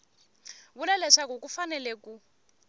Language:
Tsonga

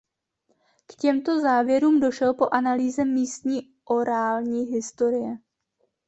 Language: Czech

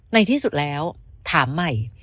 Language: Thai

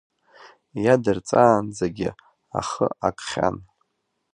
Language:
Abkhazian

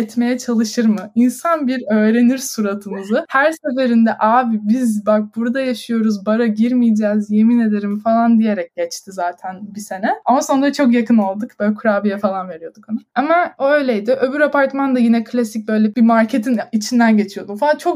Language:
Turkish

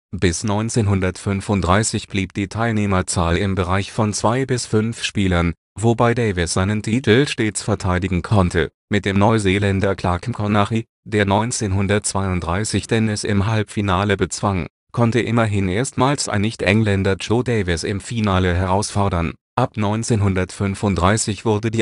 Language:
German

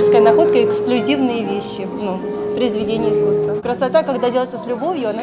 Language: Ukrainian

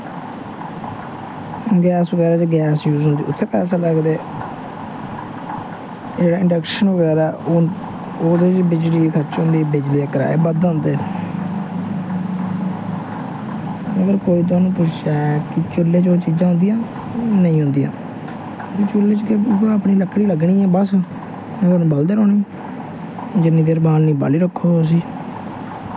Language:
Dogri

